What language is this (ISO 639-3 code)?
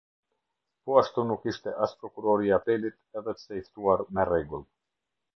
sqi